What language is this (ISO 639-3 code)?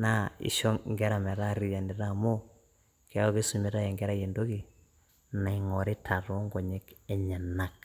mas